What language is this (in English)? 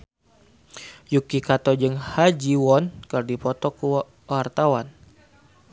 Sundanese